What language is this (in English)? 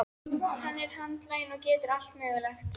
Icelandic